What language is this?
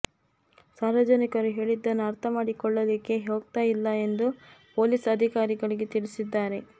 Kannada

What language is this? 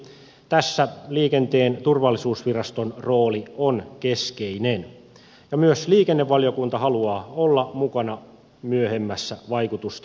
Finnish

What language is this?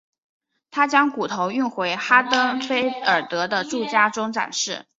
Chinese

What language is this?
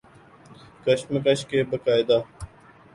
Urdu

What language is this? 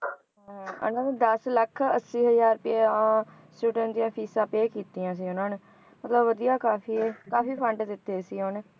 Punjabi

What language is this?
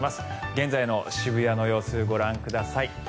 Japanese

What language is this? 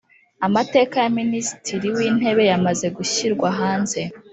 Kinyarwanda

